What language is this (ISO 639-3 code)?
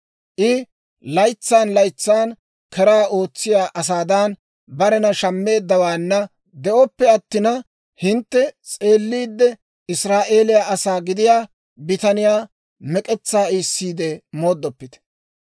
dwr